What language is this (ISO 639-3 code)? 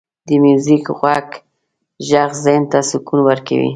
pus